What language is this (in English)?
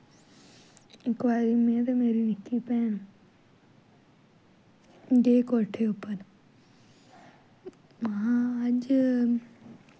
Dogri